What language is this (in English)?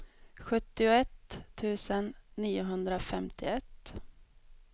Swedish